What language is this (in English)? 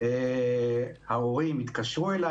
Hebrew